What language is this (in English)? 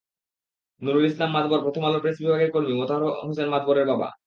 Bangla